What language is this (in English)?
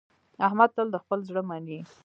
Pashto